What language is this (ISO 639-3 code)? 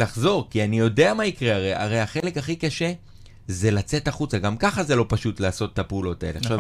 heb